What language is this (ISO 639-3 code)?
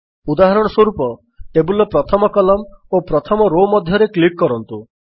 ori